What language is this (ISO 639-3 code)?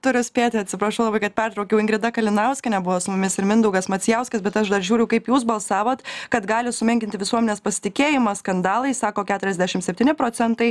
lit